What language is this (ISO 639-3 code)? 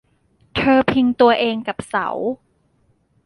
tha